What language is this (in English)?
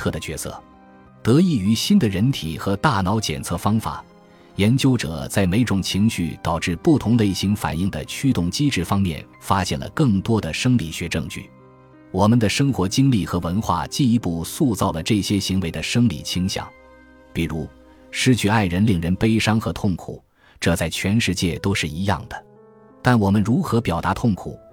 Chinese